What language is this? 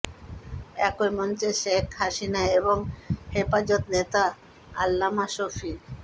Bangla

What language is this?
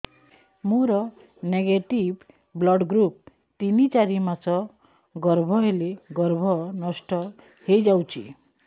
Odia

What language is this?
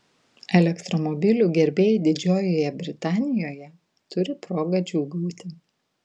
Lithuanian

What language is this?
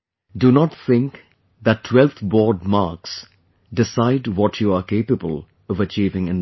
English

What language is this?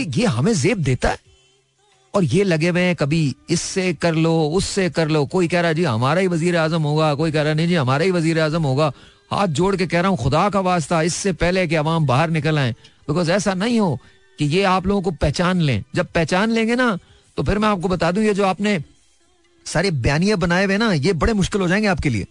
Hindi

